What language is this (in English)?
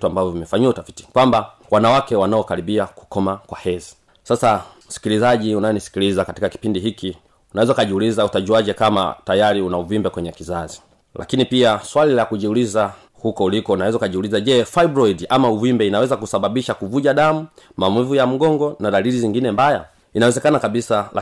Swahili